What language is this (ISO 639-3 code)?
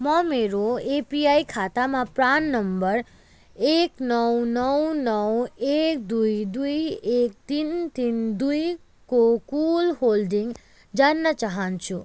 nep